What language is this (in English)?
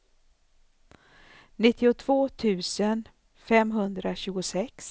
Swedish